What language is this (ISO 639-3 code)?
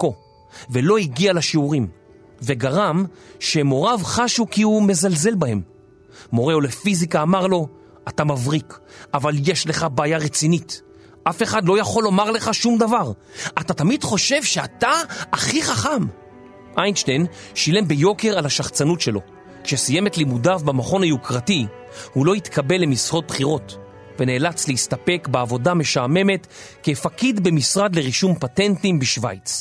heb